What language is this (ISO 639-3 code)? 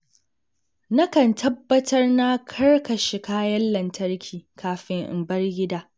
hau